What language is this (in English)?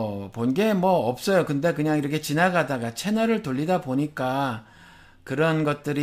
Korean